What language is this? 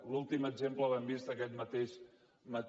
Catalan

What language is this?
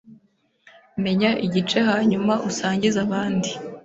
Kinyarwanda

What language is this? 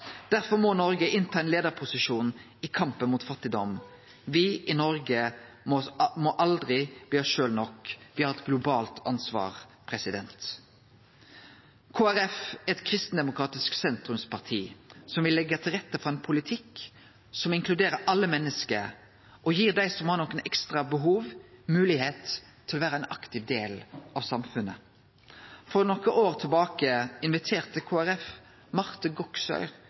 Norwegian Nynorsk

